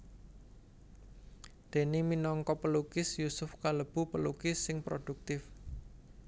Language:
Javanese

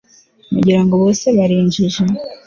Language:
Kinyarwanda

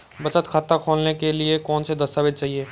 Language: Hindi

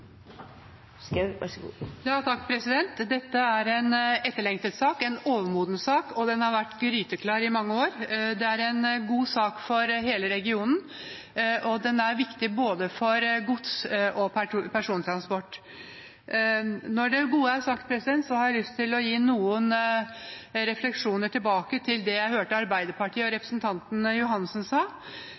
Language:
Norwegian Bokmål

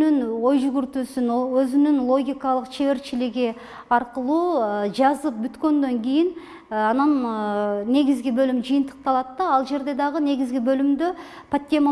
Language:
Turkish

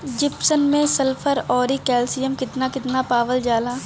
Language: Bhojpuri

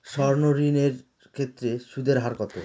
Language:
Bangla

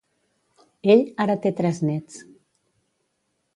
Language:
Catalan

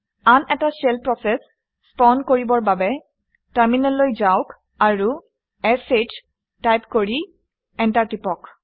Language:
Assamese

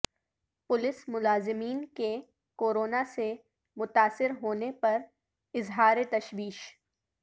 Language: Urdu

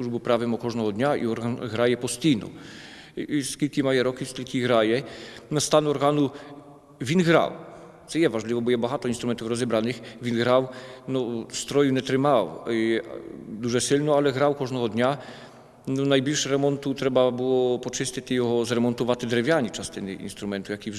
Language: Ukrainian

